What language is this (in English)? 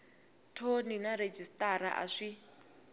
Tsonga